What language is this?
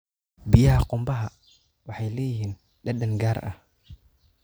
Somali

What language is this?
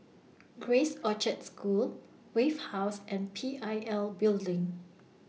English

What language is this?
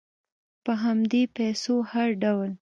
Pashto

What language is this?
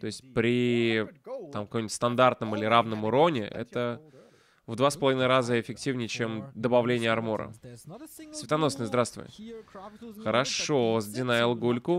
Russian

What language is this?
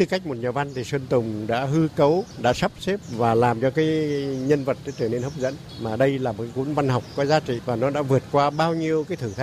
Vietnamese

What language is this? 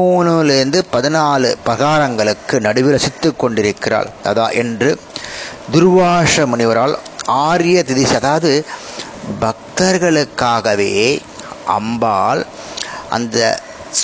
Tamil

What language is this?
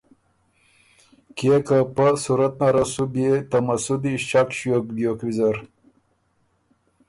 Ormuri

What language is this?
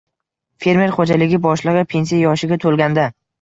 Uzbek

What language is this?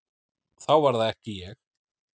Icelandic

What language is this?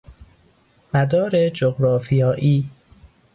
Persian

